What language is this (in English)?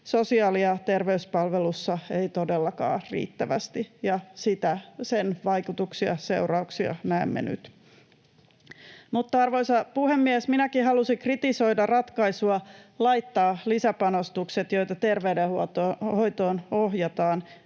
Finnish